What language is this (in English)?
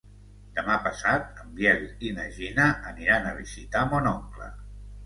Catalan